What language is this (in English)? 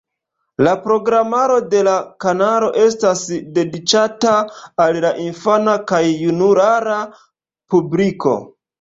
Esperanto